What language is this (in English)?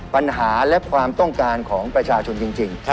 Thai